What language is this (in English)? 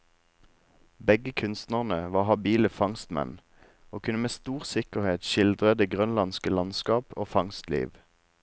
Norwegian